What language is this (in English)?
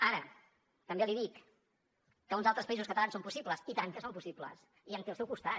Catalan